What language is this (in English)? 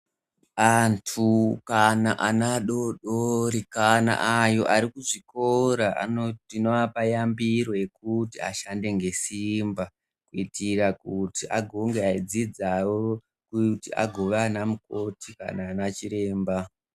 Ndau